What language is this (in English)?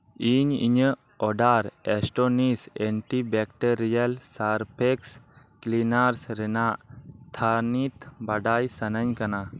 Santali